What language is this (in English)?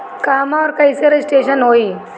Bhojpuri